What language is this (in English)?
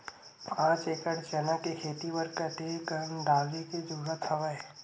Chhattisgarhi